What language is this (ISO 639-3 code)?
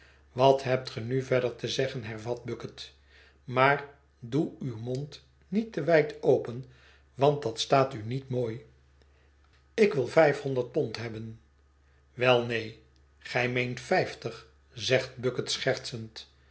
nld